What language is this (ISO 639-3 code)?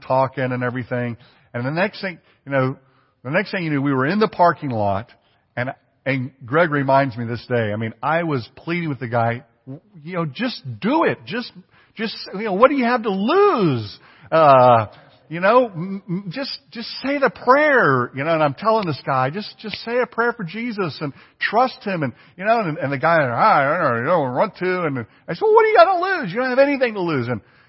eng